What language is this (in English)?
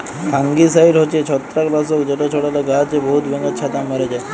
Bangla